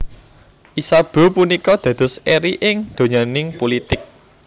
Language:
Javanese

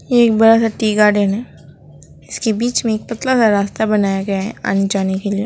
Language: Hindi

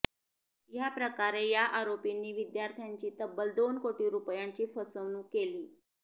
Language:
Marathi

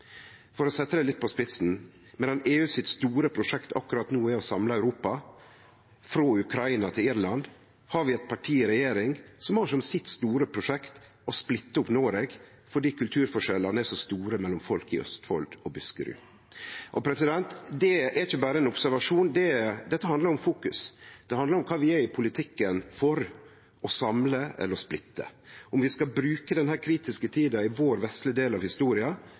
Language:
Norwegian Nynorsk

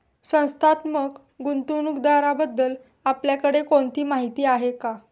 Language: Marathi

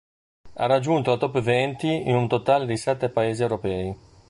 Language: Italian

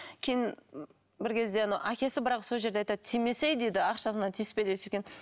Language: Kazakh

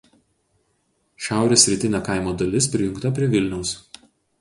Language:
Lithuanian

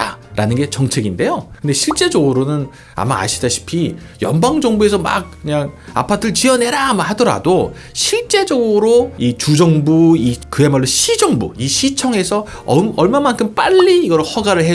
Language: Korean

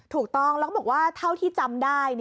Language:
Thai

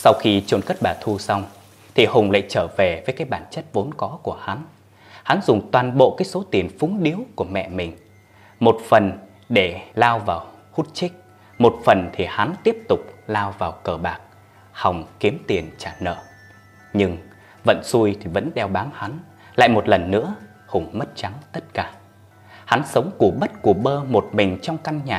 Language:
Vietnamese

